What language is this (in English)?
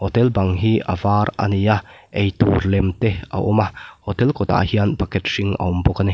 Mizo